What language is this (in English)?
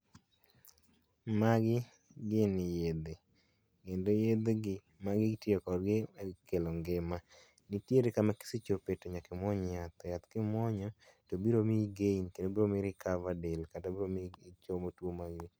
Luo (Kenya and Tanzania)